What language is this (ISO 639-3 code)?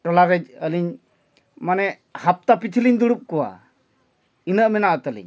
sat